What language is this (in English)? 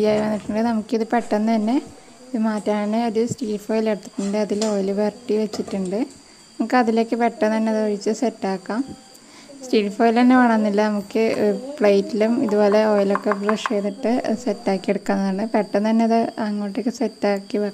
Hindi